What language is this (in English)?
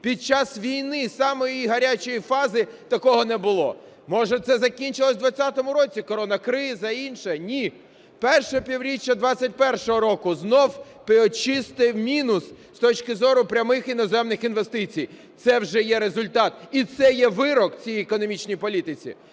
Ukrainian